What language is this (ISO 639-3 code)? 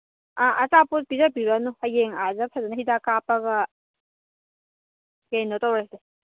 mni